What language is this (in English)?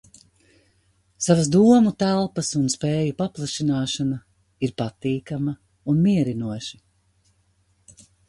Latvian